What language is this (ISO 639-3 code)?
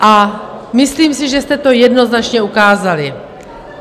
ces